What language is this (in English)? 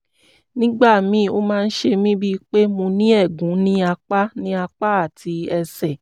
Yoruba